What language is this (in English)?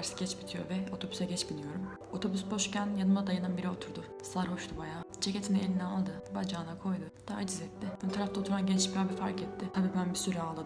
Turkish